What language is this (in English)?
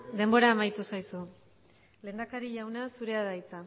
Basque